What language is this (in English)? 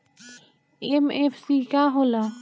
Bhojpuri